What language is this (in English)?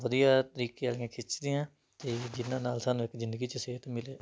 Punjabi